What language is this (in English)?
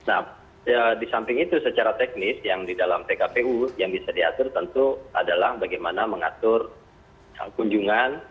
Indonesian